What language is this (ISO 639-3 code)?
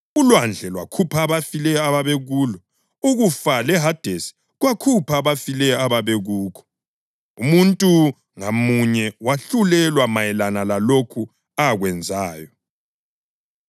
nde